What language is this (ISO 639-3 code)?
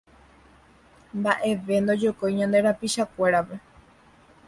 grn